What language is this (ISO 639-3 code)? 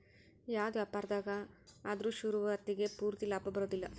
kan